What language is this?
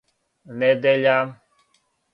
Serbian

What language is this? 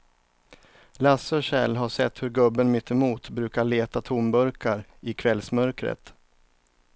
Swedish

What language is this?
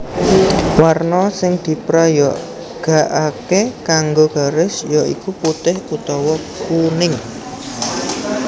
Javanese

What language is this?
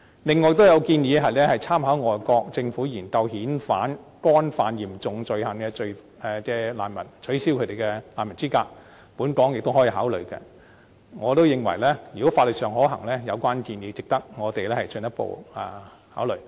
Cantonese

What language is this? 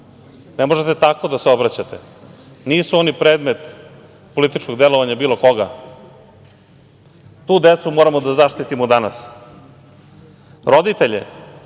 Serbian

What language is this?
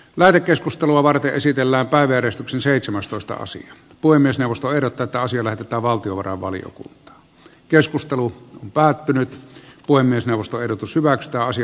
Finnish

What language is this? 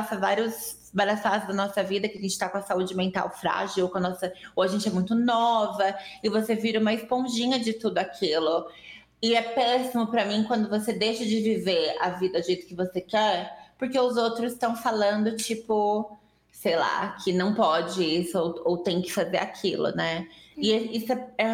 Portuguese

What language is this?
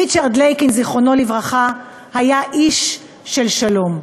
Hebrew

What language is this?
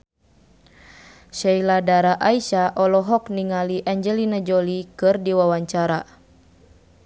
Sundanese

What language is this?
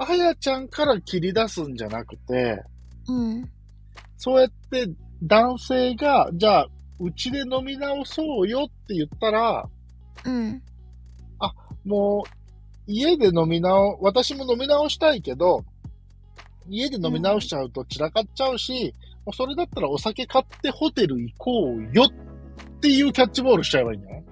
Japanese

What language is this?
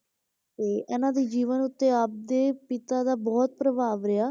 Punjabi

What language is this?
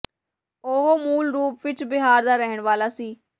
Punjabi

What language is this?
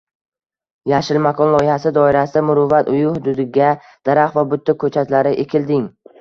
Uzbek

